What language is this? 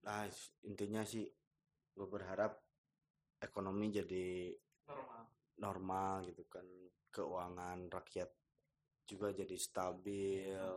Indonesian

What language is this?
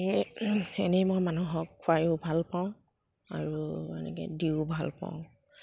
Assamese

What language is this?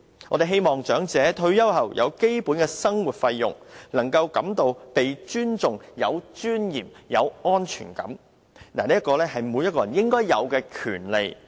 Cantonese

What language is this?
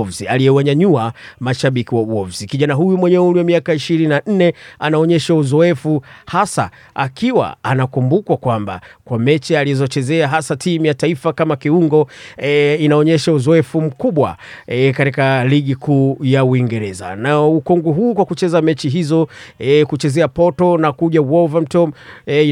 Swahili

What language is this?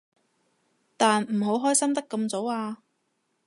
Cantonese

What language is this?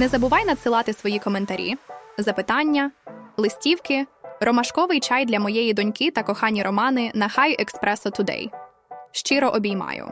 Ukrainian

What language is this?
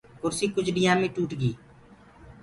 Gurgula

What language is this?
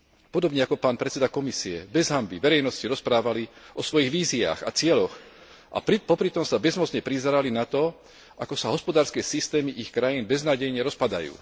Slovak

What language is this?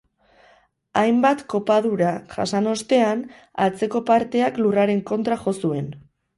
Basque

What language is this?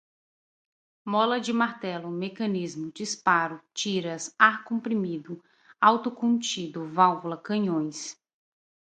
Portuguese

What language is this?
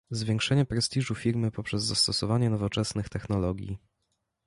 Polish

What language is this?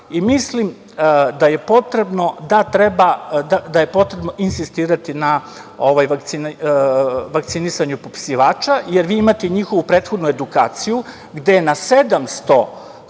Serbian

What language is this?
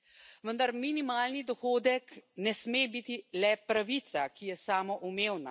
Slovenian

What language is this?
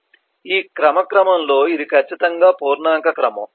Telugu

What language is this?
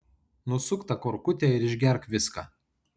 Lithuanian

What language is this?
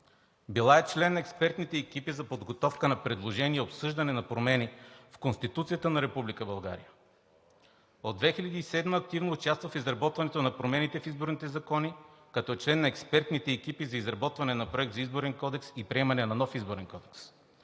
Bulgarian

